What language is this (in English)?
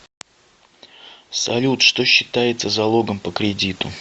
Russian